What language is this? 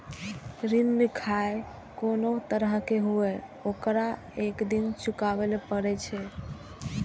Maithili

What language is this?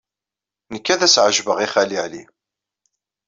Kabyle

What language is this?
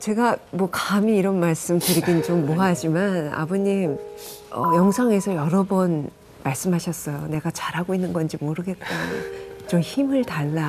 Korean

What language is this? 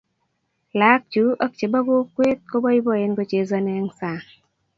Kalenjin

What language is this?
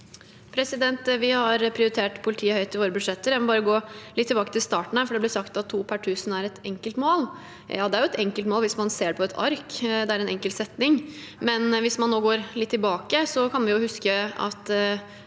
Norwegian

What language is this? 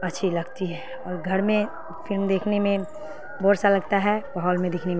Urdu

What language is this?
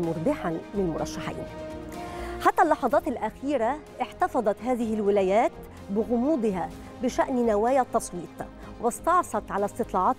Arabic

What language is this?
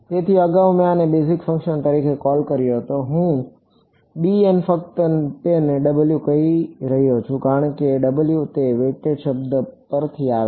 Gujarati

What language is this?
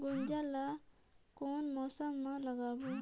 Chhattisgarhi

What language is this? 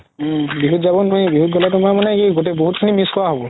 Assamese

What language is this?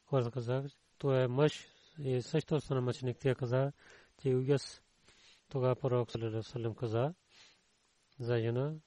Bulgarian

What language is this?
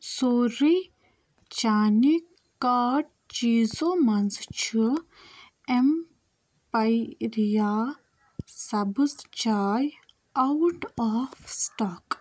Kashmiri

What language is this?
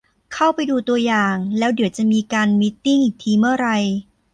Thai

